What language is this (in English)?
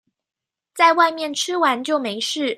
Chinese